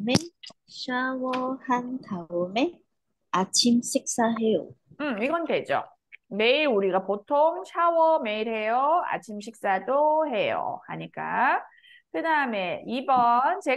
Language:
Korean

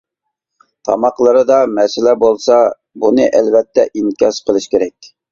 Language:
Uyghur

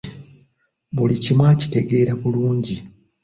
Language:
Ganda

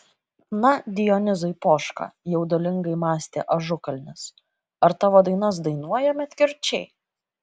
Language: Lithuanian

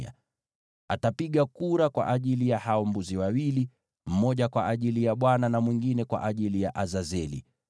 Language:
Swahili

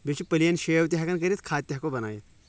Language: Kashmiri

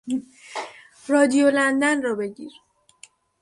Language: Persian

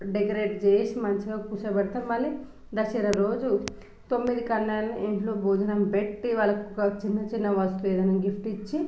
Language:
Telugu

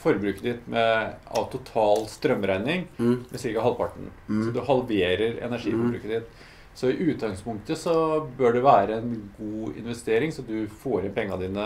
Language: Norwegian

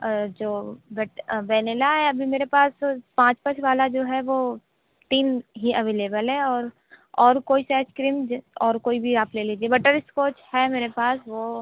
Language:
Hindi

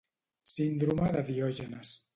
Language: Catalan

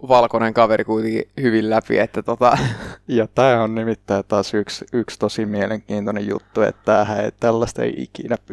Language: Finnish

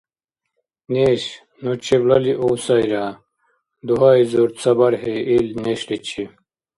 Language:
Dargwa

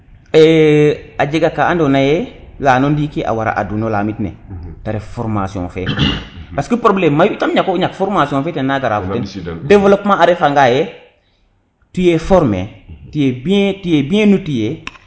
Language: Serer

